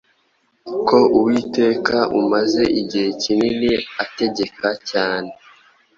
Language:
Kinyarwanda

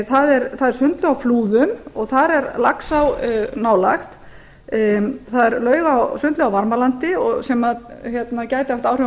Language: Icelandic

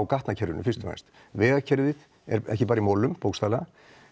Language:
Icelandic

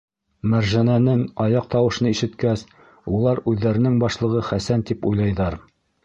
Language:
Bashkir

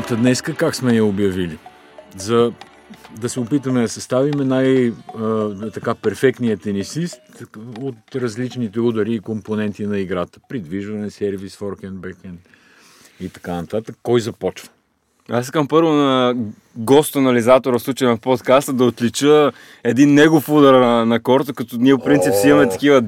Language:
Bulgarian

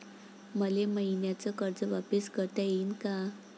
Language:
Marathi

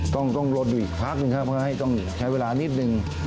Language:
Thai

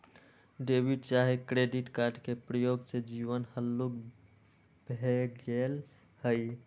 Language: Magahi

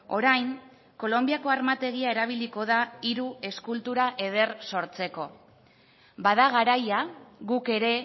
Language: Basque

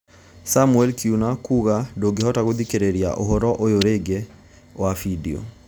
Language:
Kikuyu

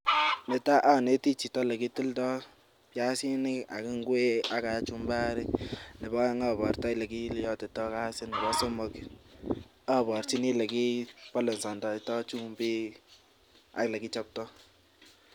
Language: Kalenjin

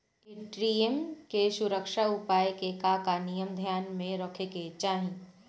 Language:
Bhojpuri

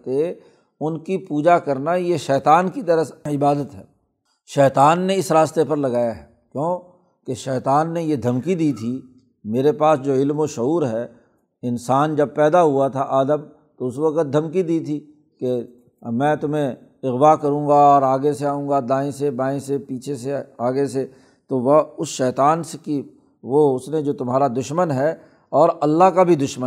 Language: Urdu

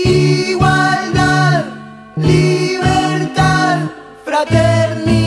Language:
Spanish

